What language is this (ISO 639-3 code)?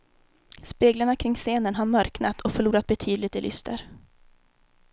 swe